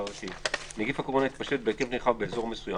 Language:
Hebrew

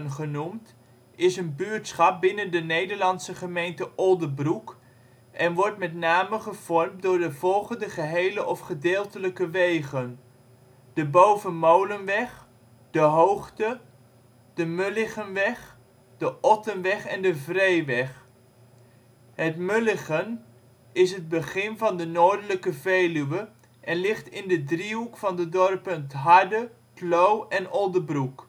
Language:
Dutch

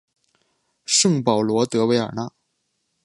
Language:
Chinese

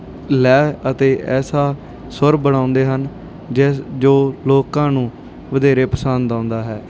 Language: Punjabi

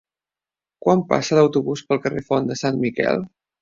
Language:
Catalan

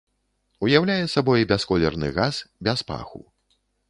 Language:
Belarusian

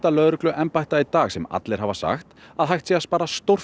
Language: Icelandic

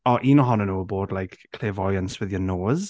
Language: Welsh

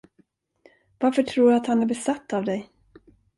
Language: Swedish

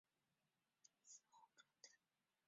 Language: Chinese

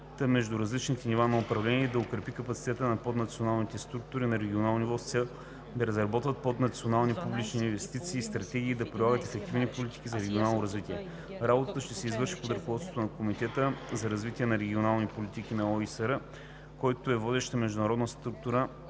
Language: Bulgarian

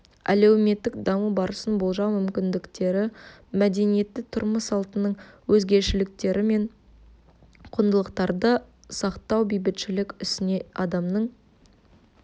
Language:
Kazakh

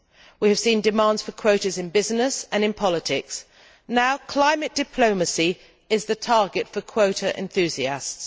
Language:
English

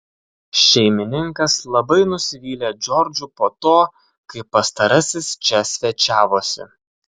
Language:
Lithuanian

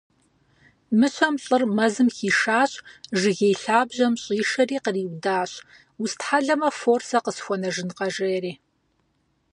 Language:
Kabardian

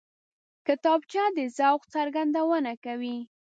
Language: Pashto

